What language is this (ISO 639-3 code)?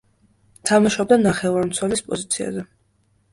kat